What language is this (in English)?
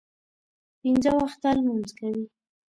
Pashto